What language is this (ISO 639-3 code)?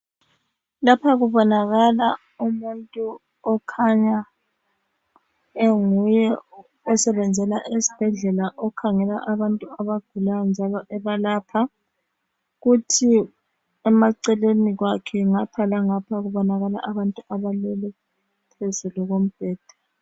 nde